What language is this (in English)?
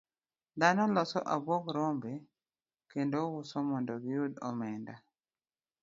Luo (Kenya and Tanzania)